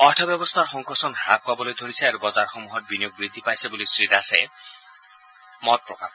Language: Assamese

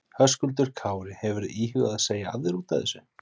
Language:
Icelandic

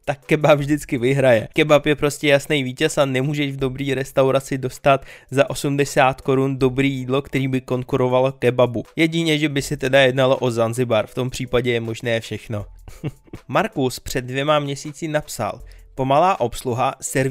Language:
Czech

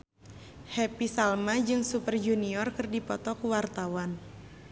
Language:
Sundanese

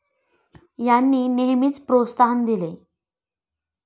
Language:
Marathi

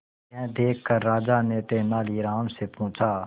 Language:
Hindi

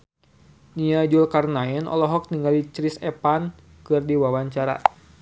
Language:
Sundanese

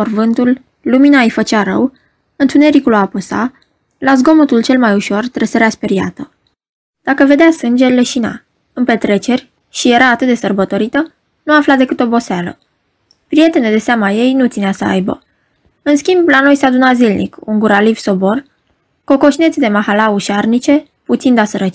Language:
Romanian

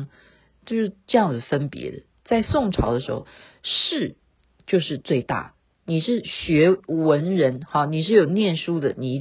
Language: Chinese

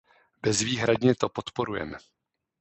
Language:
Czech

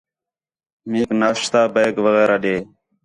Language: Khetrani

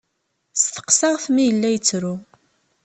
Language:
Kabyle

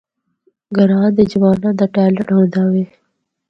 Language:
Northern Hindko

